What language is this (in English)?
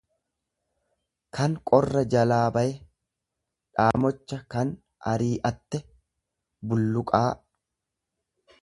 Oromo